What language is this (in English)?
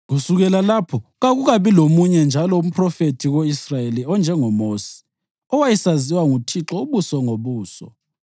North Ndebele